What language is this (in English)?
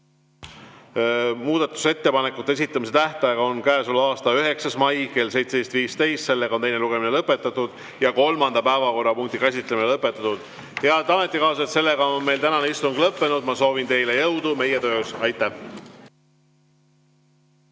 Estonian